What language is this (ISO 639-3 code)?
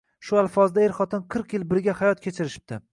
uzb